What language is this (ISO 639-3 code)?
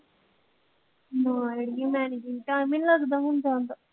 pan